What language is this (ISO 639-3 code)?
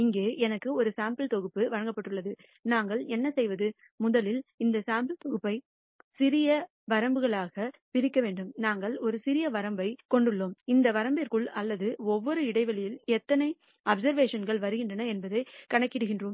tam